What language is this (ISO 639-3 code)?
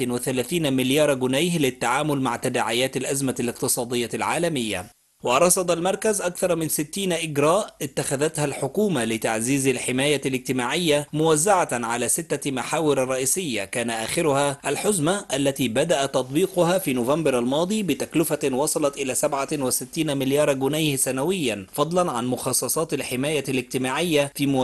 ara